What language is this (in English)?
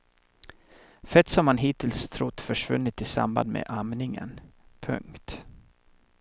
Swedish